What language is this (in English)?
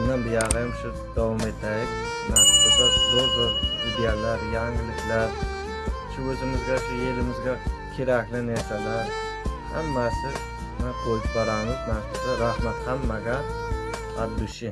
Uzbek